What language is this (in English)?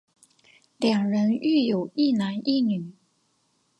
Chinese